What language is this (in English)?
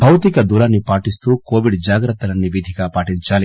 Telugu